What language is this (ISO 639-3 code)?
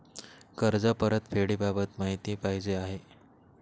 mar